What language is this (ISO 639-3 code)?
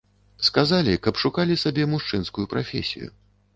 bel